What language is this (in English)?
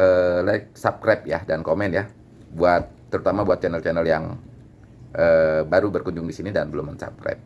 Indonesian